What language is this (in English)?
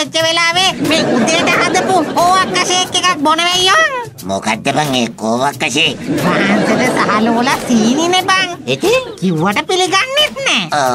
Indonesian